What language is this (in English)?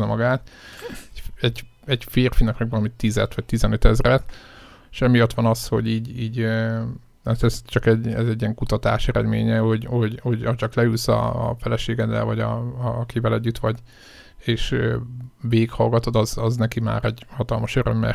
Hungarian